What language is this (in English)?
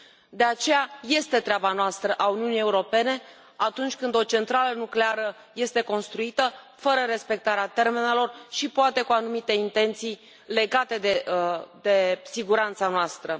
Romanian